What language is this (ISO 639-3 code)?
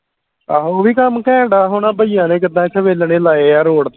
pan